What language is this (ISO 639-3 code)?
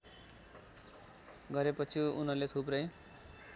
nep